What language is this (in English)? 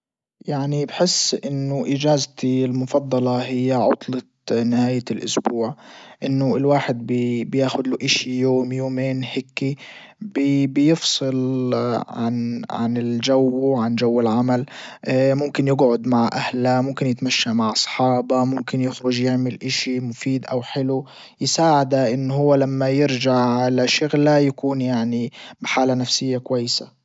Libyan Arabic